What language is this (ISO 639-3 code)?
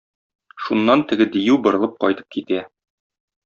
tat